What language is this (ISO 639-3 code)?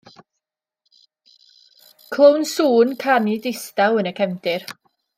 cym